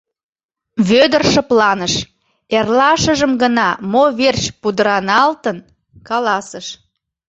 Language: Mari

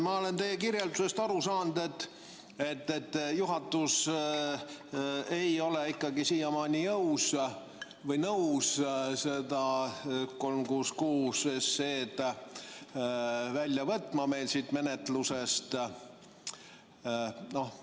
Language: Estonian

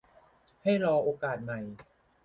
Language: Thai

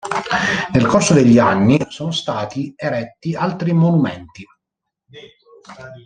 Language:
Italian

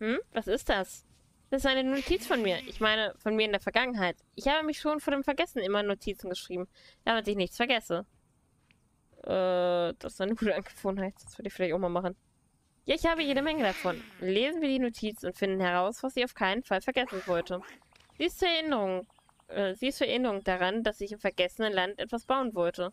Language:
German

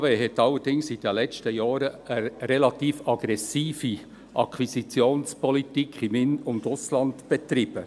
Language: Swiss German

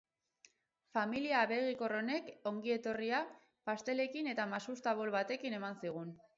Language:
Basque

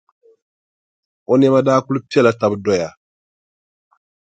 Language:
Dagbani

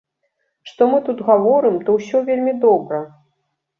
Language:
Belarusian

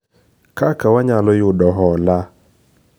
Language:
Luo (Kenya and Tanzania)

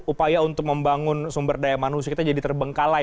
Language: Indonesian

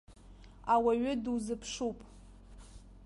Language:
Abkhazian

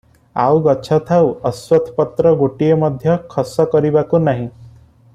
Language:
Odia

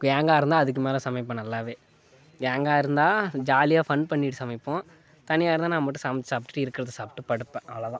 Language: Tamil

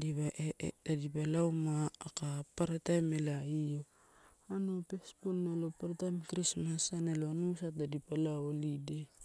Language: Torau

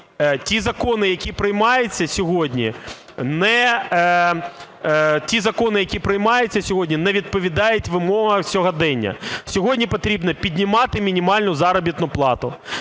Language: Ukrainian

